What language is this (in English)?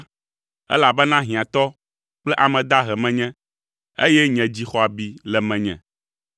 Ewe